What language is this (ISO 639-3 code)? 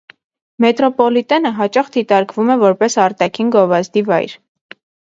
hye